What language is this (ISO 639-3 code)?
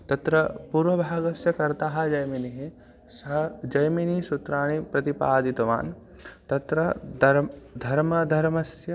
san